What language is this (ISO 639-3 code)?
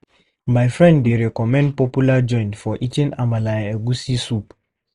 pcm